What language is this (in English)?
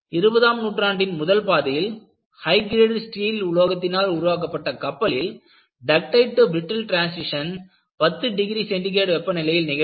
Tamil